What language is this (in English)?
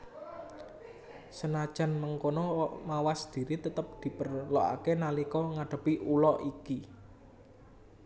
Javanese